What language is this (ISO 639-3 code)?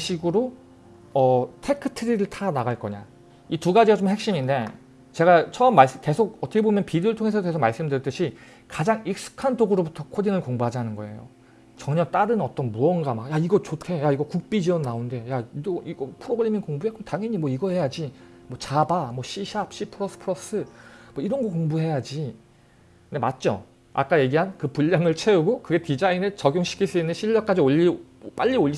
kor